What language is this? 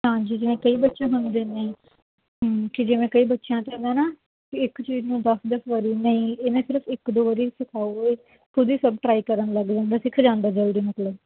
Punjabi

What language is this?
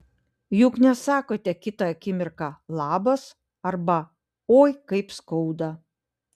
Lithuanian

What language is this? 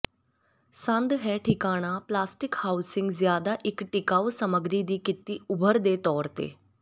Punjabi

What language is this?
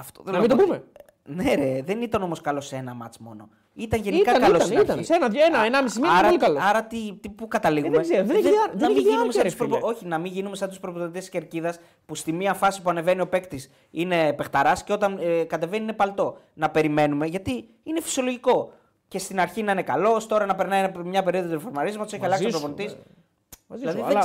Greek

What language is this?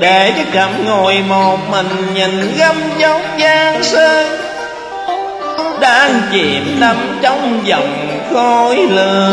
Vietnamese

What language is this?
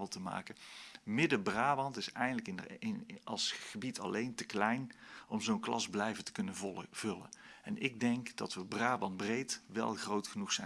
Dutch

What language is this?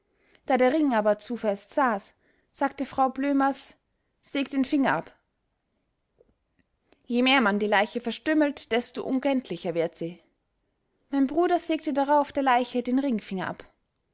German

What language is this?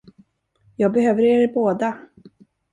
Swedish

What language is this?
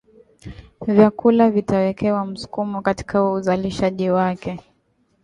Swahili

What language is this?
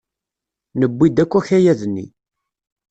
Kabyle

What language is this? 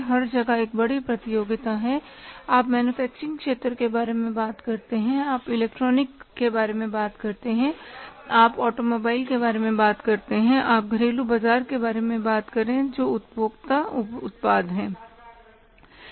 Hindi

